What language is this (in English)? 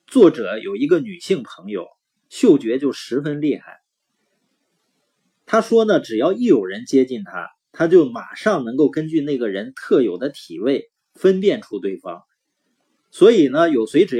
Chinese